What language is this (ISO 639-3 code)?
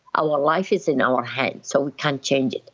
eng